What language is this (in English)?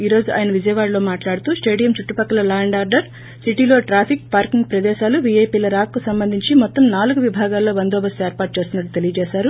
Telugu